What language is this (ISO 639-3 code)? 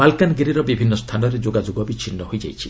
ori